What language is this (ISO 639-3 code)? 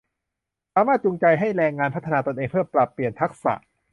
tha